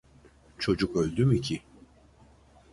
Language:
Turkish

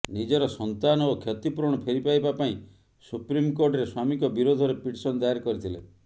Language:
Odia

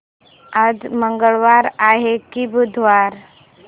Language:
Marathi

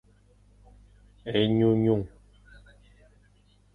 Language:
Fang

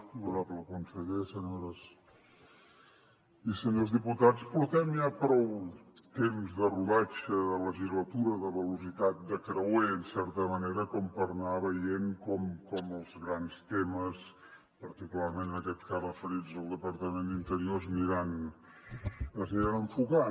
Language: Catalan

